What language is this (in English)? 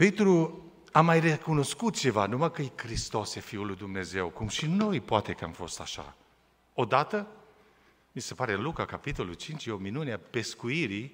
Romanian